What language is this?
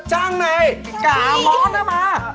Vietnamese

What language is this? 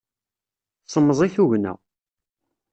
Kabyle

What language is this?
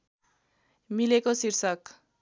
Nepali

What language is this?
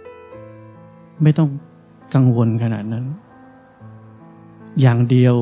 Thai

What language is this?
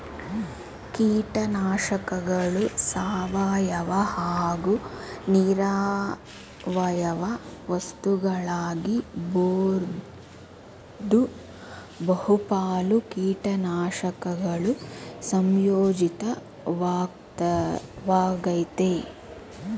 Kannada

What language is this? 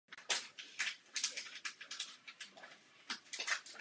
Czech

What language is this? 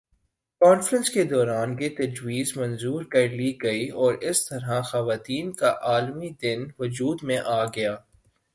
Urdu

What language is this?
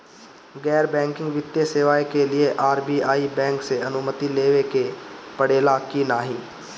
Bhojpuri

